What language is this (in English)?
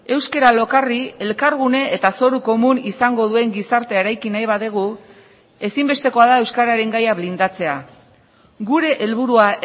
Basque